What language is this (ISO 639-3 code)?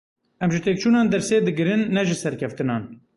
kur